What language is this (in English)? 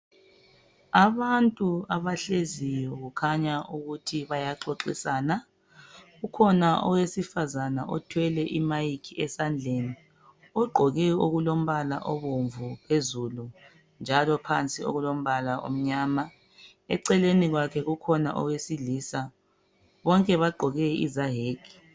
North Ndebele